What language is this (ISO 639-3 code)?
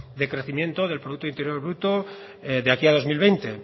spa